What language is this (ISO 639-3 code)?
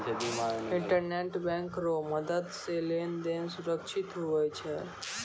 mai